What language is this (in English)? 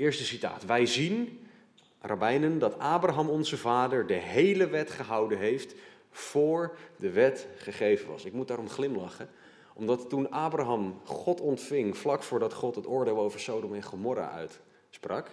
Dutch